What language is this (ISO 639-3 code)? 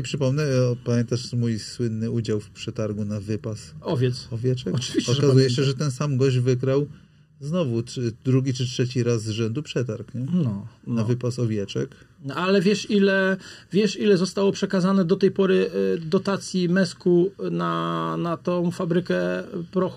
pol